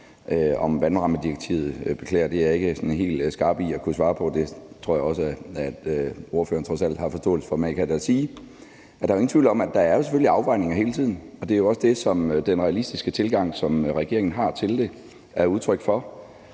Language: Danish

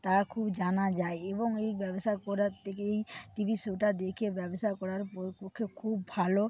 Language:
Bangla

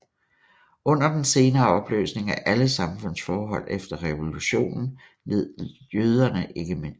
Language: Danish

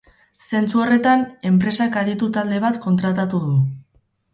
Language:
Basque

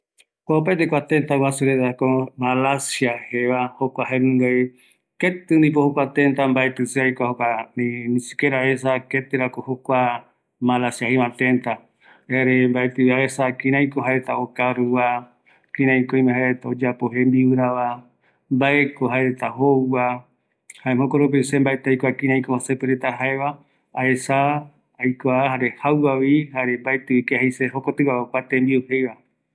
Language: Eastern Bolivian Guaraní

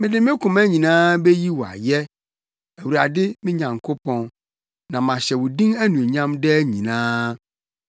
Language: Akan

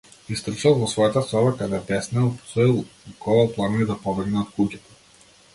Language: Macedonian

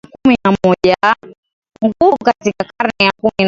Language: Swahili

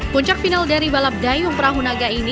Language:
Indonesian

